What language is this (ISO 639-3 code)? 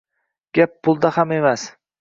uzb